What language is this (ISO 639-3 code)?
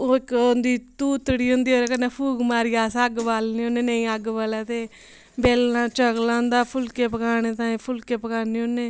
doi